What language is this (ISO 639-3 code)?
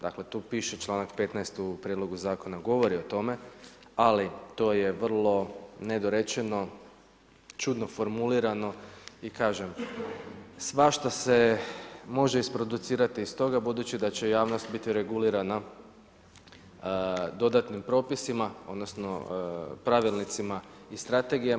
hrv